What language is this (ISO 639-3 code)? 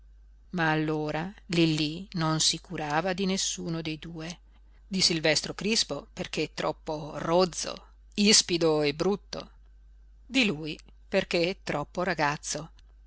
ita